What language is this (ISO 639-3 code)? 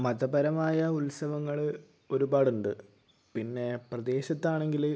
mal